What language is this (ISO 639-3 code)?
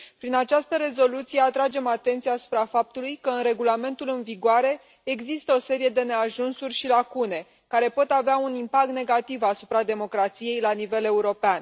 ron